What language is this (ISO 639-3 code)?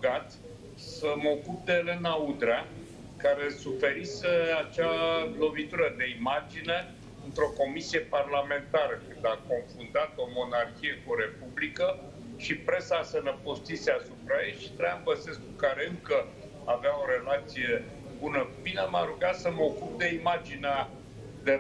ron